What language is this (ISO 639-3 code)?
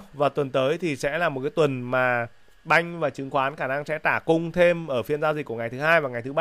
vie